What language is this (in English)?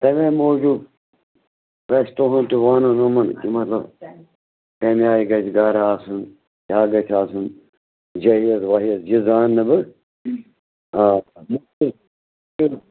Kashmiri